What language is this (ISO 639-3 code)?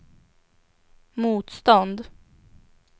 swe